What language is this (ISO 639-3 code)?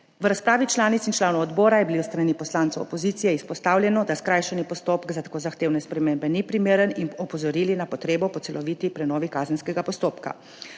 slv